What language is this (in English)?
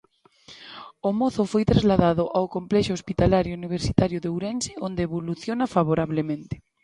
Galician